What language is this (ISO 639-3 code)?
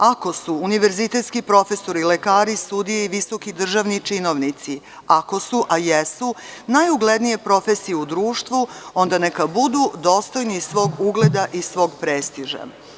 srp